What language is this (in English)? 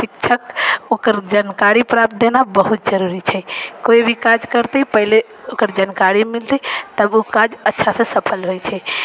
Maithili